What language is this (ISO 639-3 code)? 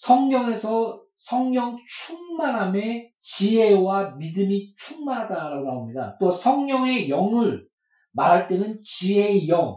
kor